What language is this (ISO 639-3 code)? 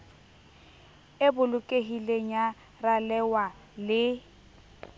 sot